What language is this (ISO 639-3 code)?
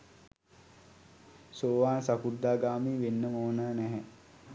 sin